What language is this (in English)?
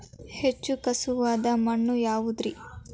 Kannada